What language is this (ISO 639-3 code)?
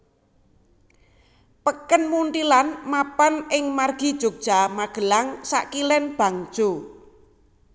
jav